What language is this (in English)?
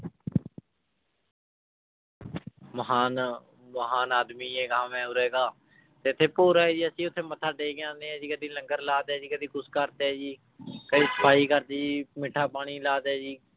Punjabi